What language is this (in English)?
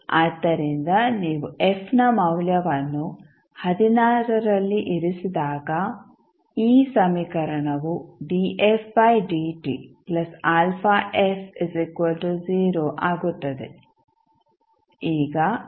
Kannada